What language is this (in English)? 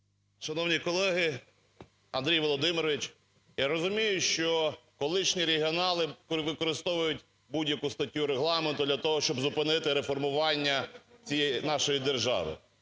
Ukrainian